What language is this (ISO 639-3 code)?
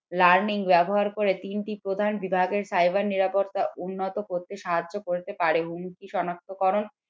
ben